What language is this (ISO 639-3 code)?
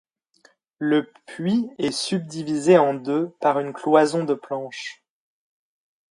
fra